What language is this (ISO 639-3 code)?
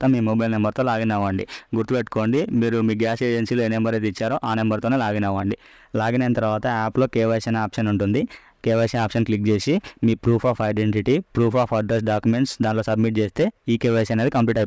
ind